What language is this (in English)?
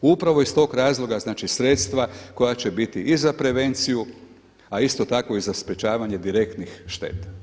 Croatian